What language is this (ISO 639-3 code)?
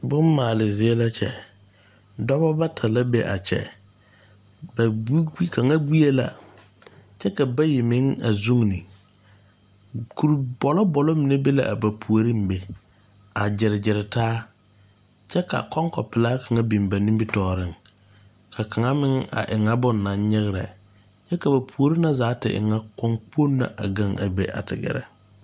dga